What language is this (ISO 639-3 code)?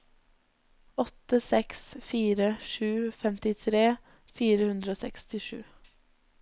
nor